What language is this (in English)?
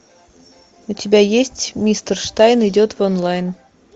Russian